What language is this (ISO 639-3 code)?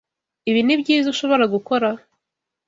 kin